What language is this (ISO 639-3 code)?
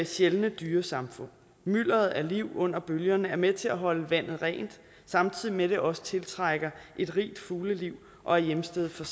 dan